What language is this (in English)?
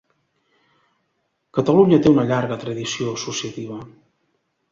Catalan